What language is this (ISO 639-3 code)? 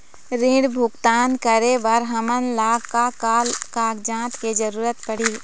hne